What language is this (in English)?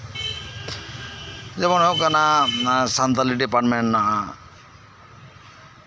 Santali